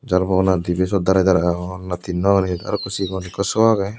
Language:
Chakma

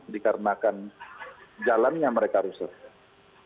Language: Indonesian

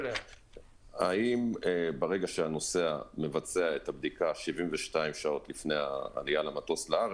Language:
Hebrew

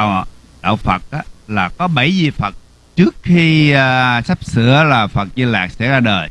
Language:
Vietnamese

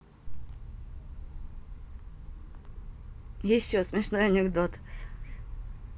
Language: Russian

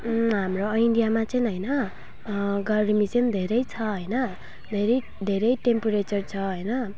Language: Nepali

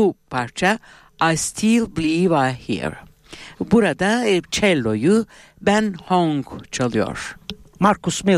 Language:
Turkish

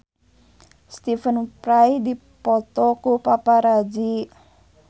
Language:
Sundanese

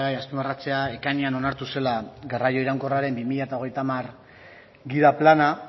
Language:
Basque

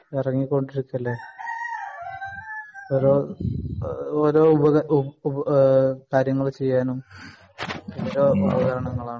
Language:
Malayalam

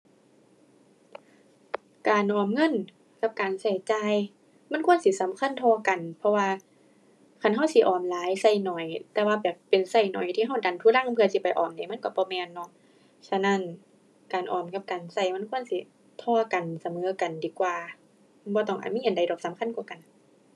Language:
Thai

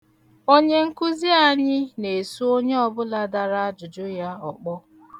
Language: Igbo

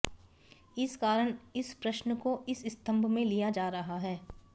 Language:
Hindi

